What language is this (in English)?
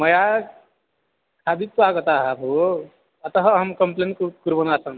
Sanskrit